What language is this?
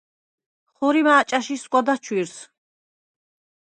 Svan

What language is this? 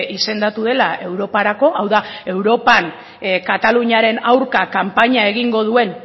Basque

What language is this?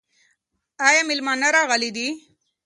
Pashto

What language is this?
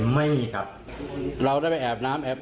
Thai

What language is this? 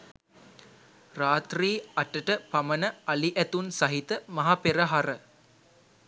Sinhala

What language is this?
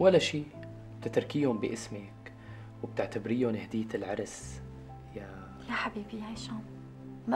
Arabic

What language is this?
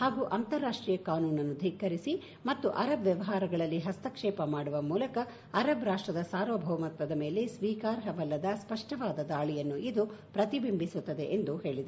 Kannada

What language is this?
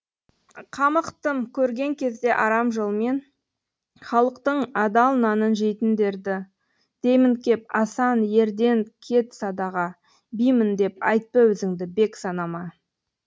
Kazakh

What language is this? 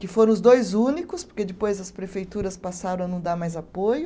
Portuguese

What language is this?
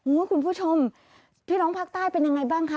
Thai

